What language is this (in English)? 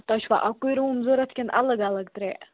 Kashmiri